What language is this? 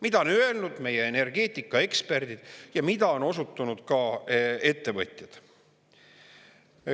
Estonian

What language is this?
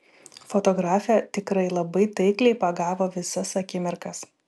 Lithuanian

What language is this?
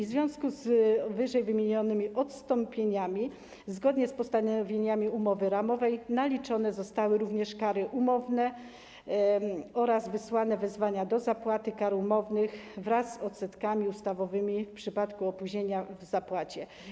Polish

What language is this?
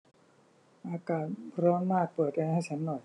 Thai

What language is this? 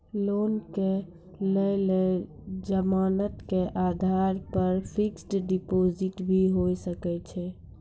Maithili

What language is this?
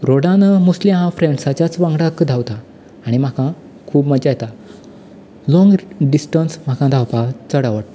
Konkani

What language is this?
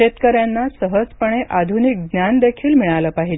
Marathi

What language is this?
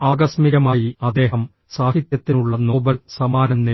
Malayalam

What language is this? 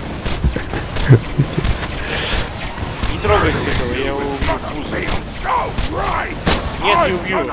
Russian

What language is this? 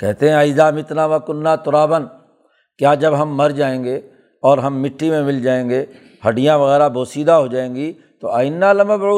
Urdu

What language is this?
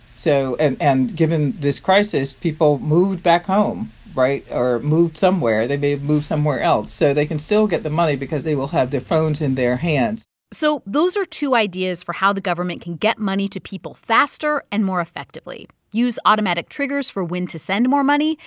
English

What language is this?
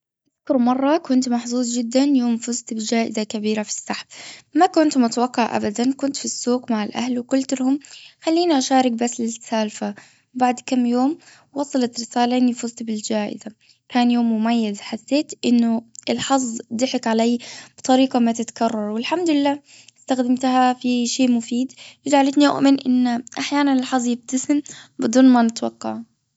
Gulf Arabic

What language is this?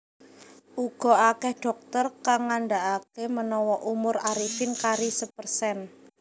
Javanese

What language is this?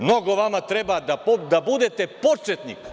Serbian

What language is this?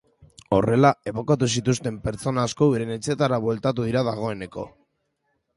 Basque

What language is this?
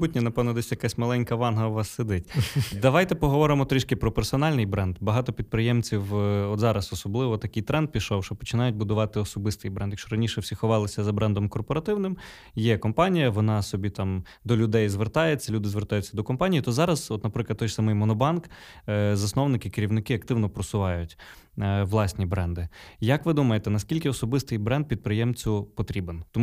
Ukrainian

